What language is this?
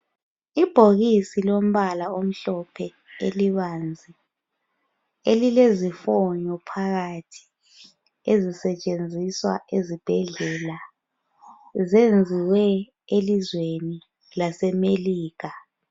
North Ndebele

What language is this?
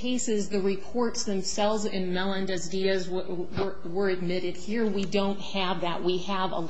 English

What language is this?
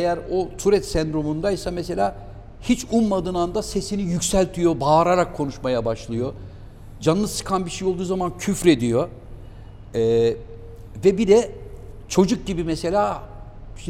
Turkish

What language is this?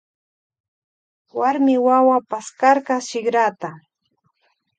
Loja Highland Quichua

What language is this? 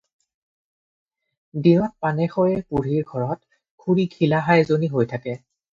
Assamese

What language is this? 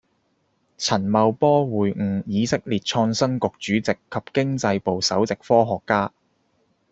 Cantonese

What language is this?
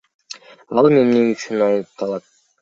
Kyrgyz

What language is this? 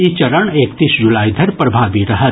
Maithili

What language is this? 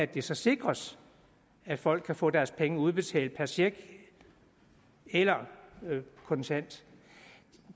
Danish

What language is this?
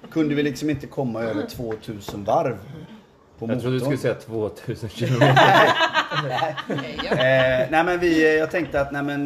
Swedish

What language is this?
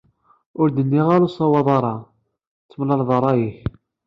Kabyle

